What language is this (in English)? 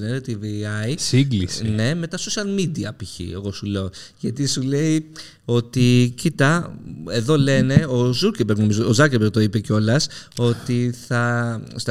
Greek